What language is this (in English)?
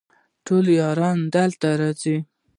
Pashto